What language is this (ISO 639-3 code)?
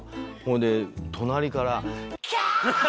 jpn